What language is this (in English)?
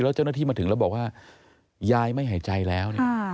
Thai